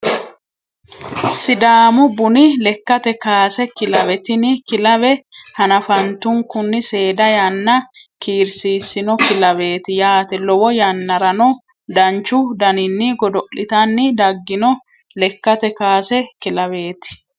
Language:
Sidamo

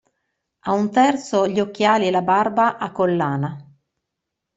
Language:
Italian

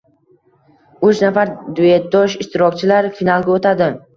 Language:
Uzbek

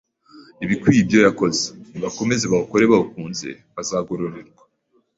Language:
Kinyarwanda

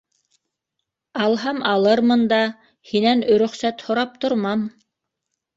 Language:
Bashkir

